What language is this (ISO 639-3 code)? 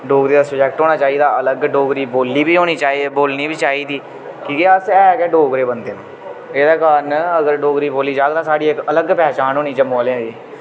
doi